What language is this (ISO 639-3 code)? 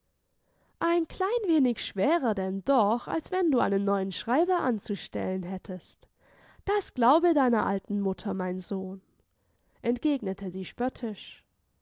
deu